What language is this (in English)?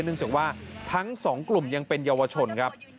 Thai